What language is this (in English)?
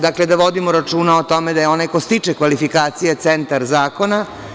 Serbian